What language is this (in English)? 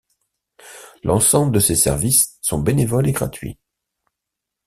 French